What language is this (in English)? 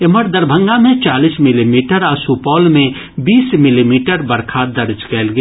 Maithili